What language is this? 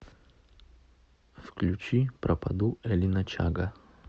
Russian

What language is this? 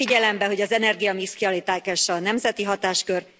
Hungarian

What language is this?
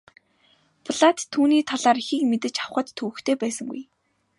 Mongolian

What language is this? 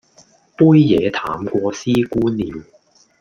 Cantonese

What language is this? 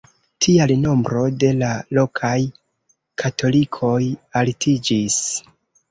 Esperanto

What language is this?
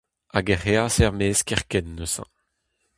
Breton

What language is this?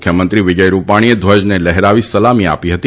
Gujarati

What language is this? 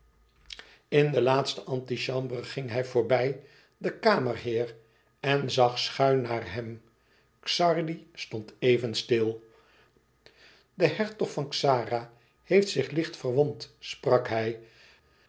Dutch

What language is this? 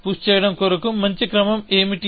Telugu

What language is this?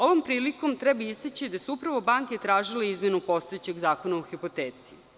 Serbian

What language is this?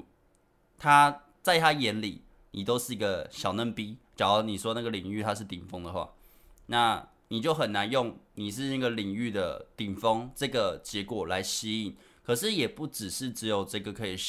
Chinese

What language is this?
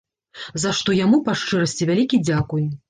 Belarusian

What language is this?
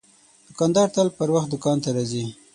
Pashto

